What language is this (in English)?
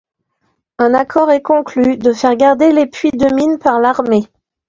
French